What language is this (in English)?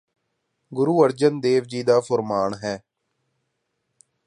Punjabi